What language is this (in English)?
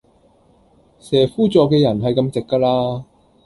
Cantonese